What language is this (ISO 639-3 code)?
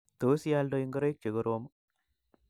kln